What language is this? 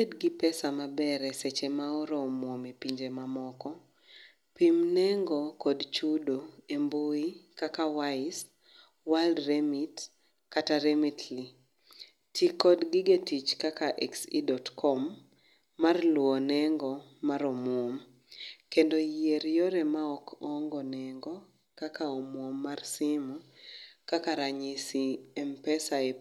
Luo (Kenya and Tanzania)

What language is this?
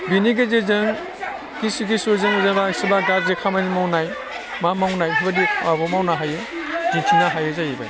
Bodo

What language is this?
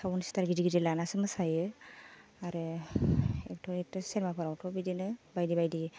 Bodo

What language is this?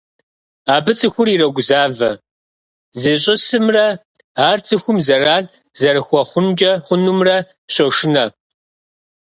Kabardian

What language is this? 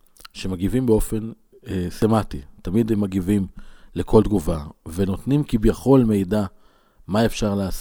Hebrew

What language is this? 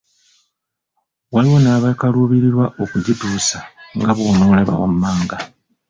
Ganda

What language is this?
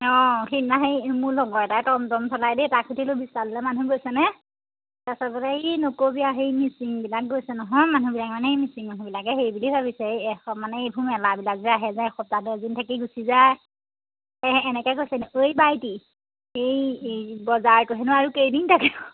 Assamese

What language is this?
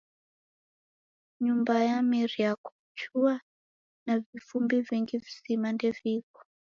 Taita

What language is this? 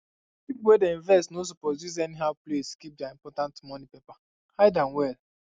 Nigerian Pidgin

